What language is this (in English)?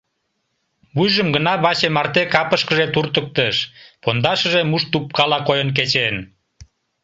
Mari